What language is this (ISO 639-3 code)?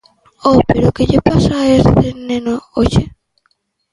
glg